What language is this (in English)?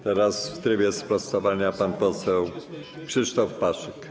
Polish